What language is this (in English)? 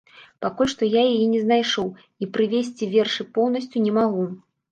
Belarusian